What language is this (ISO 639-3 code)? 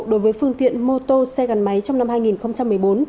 vie